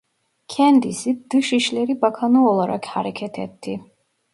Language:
Turkish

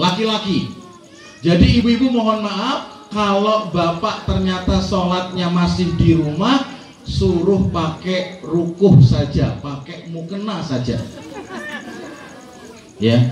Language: Indonesian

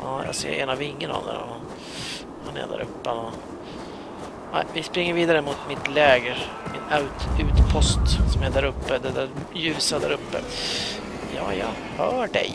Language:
Swedish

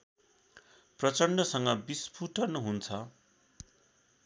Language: Nepali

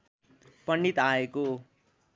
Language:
Nepali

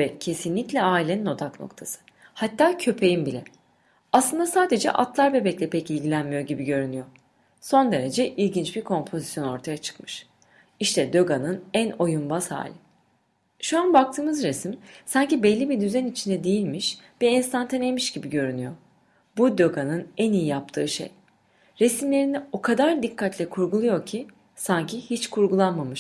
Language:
Turkish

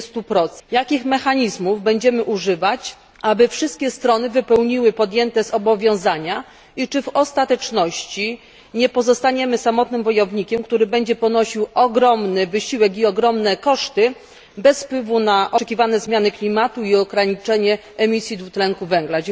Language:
Polish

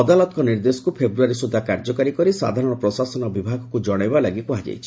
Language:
Odia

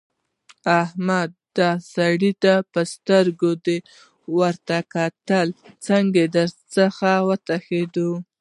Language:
Pashto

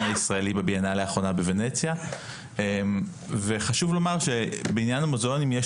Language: Hebrew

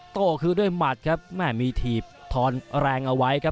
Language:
Thai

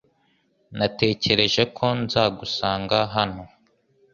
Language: Kinyarwanda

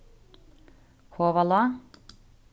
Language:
Faroese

